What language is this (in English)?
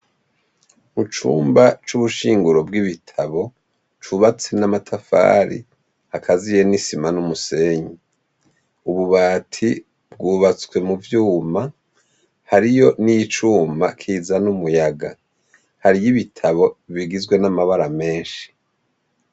Rundi